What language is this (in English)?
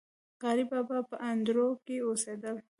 Pashto